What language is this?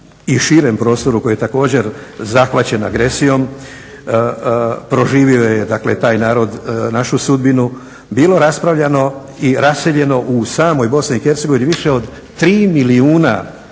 Croatian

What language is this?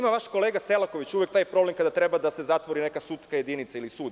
Serbian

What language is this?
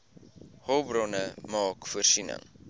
Afrikaans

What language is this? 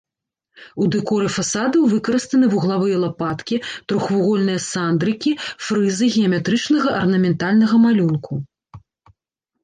Belarusian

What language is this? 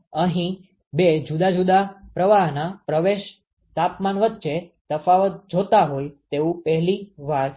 Gujarati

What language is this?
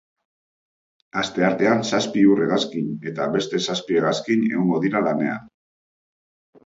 Basque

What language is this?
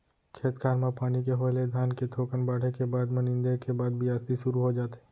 Chhattisgarhi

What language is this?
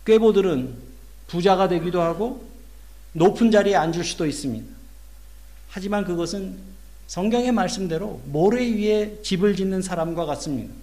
Korean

